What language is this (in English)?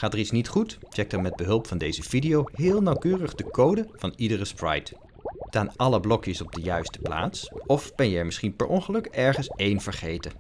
Dutch